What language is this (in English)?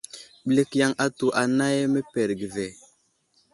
Wuzlam